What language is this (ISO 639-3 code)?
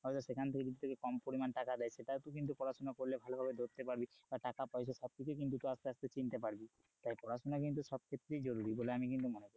ben